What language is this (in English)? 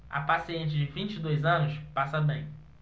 Portuguese